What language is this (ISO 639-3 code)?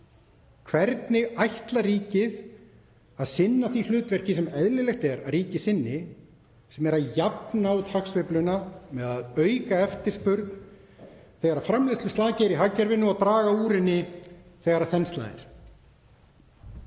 isl